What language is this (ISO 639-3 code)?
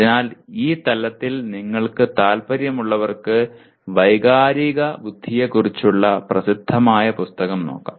mal